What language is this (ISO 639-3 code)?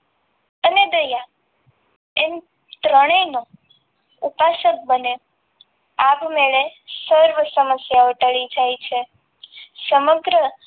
guj